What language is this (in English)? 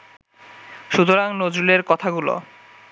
Bangla